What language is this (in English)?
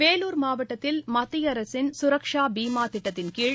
Tamil